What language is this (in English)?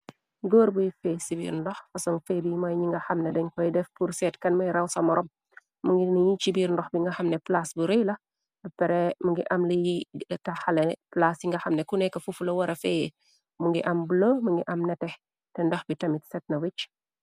Wolof